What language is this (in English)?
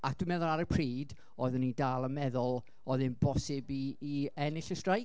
Welsh